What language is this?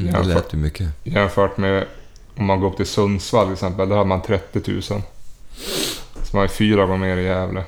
Swedish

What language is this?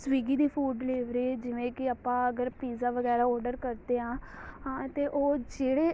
Punjabi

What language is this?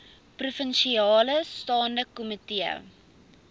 Afrikaans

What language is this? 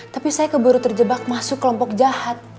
Indonesian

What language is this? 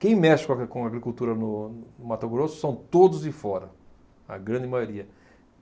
Portuguese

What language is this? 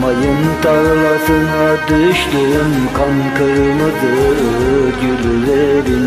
Turkish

